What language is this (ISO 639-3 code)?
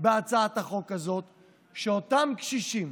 heb